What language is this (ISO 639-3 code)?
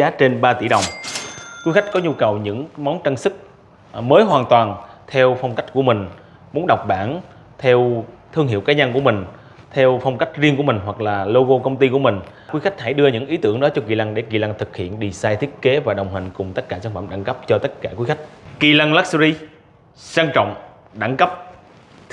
vie